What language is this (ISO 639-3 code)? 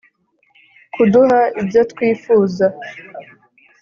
kin